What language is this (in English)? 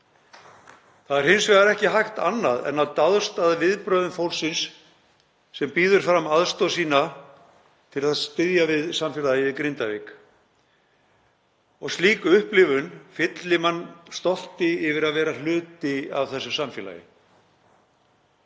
Icelandic